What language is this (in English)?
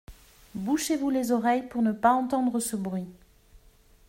French